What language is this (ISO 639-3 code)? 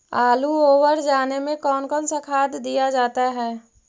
mag